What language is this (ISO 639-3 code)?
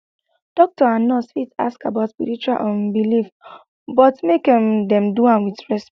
pcm